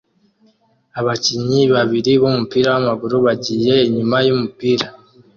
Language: Kinyarwanda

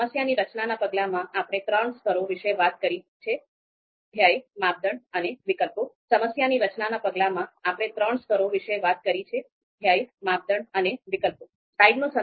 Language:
Gujarati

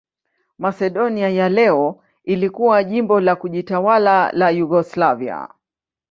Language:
Swahili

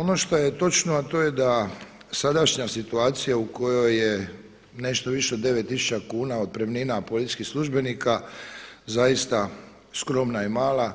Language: Croatian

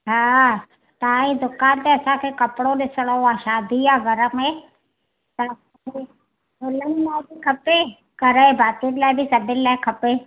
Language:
Sindhi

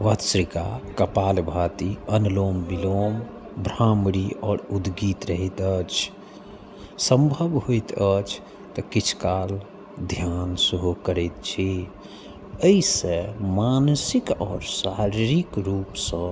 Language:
Maithili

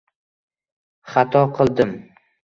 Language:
Uzbek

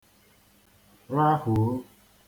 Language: Igbo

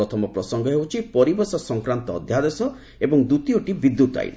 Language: Odia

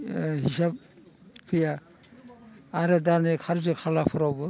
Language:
Bodo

